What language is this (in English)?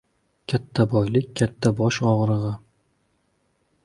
Uzbek